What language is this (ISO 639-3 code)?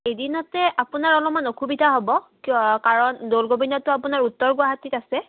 asm